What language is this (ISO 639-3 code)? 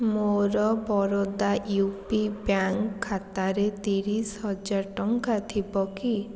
ori